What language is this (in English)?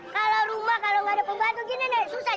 Indonesian